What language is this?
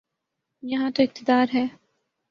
Urdu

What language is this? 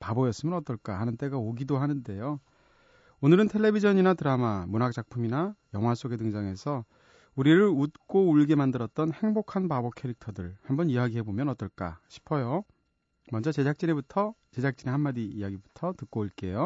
Korean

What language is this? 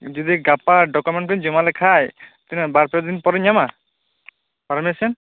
Santali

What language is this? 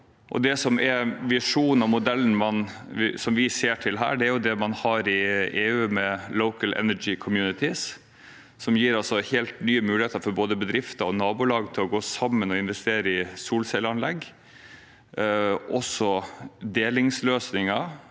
Norwegian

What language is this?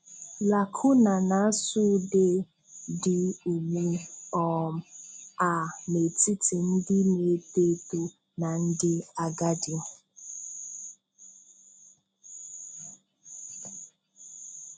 Igbo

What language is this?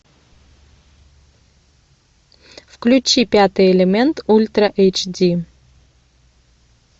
Russian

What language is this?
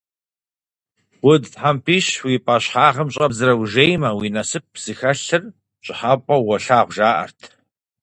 Kabardian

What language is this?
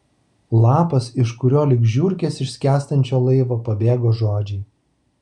Lithuanian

